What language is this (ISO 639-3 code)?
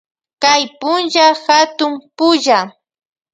qvj